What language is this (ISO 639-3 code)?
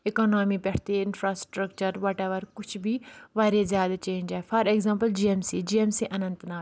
kas